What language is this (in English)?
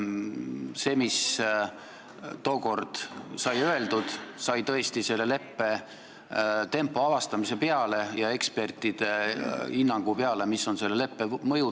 Estonian